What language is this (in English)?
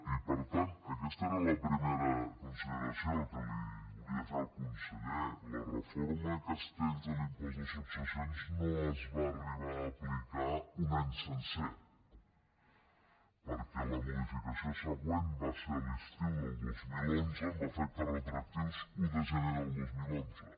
Catalan